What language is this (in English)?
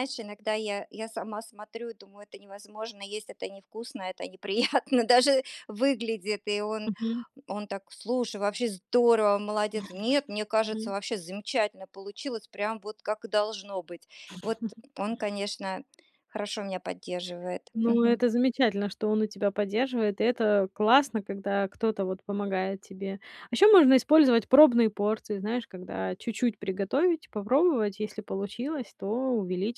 Russian